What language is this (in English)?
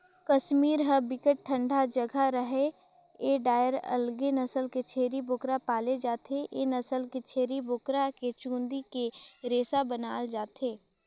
Chhattisgarhi